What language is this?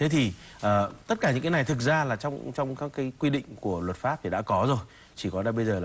Vietnamese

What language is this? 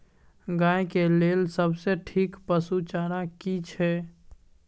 Maithili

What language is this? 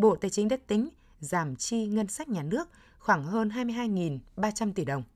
Vietnamese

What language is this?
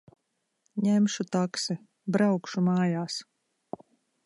Latvian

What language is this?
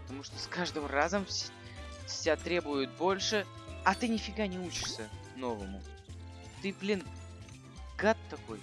Russian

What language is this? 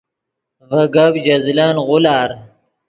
Yidgha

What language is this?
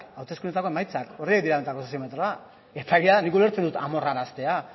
Basque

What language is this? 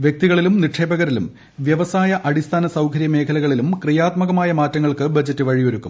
Malayalam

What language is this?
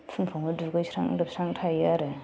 Bodo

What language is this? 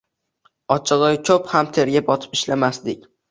Uzbek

